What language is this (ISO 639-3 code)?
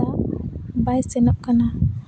sat